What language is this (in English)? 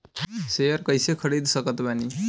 Bhojpuri